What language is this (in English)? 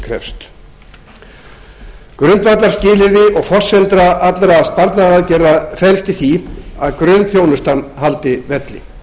Icelandic